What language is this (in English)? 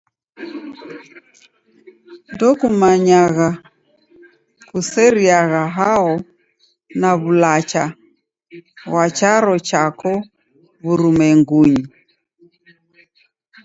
Taita